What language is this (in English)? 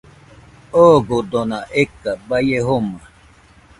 Nüpode Huitoto